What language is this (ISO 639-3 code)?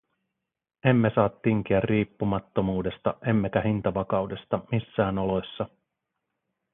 fin